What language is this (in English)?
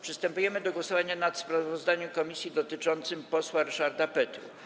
Polish